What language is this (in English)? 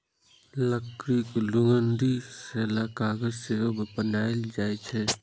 Maithili